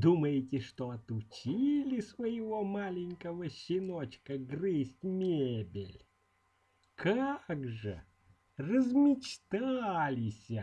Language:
Russian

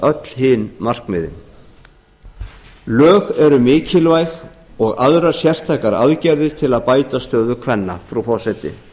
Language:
Icelandic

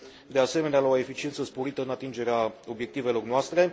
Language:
Romanian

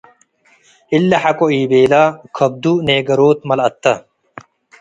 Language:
Tigre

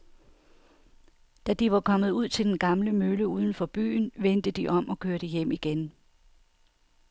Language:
Danish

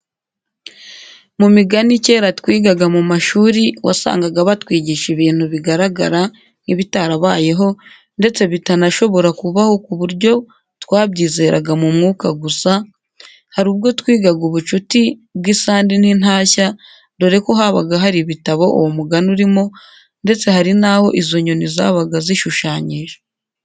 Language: Kinyarwanda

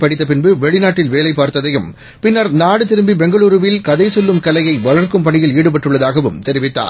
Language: Tamil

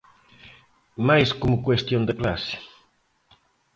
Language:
Galician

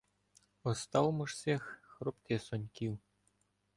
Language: Ukrainian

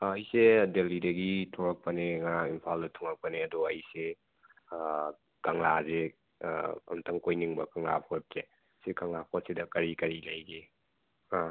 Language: Manipuri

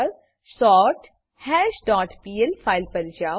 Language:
Gujarati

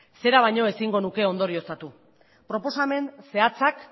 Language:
Basque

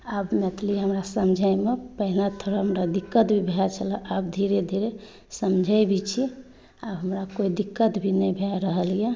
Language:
Maithili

